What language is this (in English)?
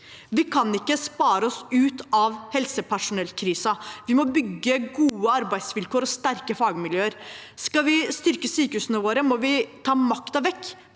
Norwegian